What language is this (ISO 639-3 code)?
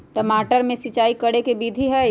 mag